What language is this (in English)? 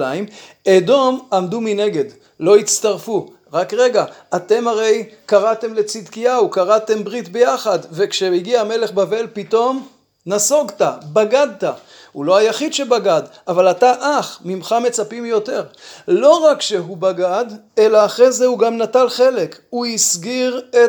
Hebrew